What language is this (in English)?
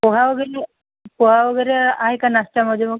Marathi